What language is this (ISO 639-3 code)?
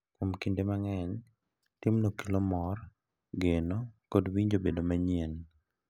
luo